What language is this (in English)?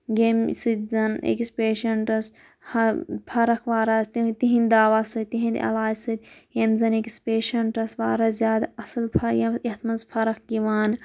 Kashmiri